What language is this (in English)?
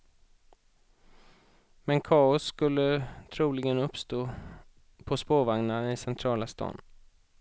Swedish